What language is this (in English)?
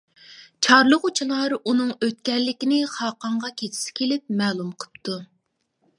Uyghur